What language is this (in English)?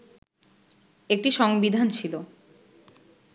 Bangla